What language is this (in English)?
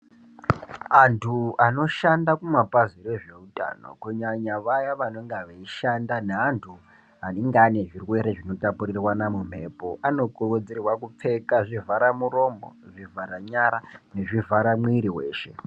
Ndau